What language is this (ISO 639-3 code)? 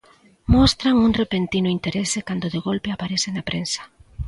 glg